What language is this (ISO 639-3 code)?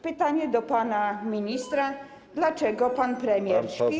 pol